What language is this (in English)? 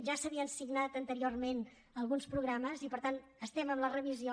Catalan